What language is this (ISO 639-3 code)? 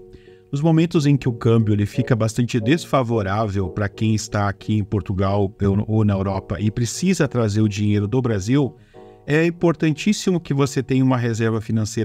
por